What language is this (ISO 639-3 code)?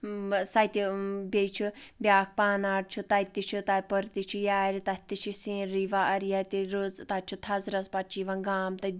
kas